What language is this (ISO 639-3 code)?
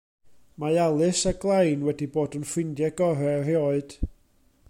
cym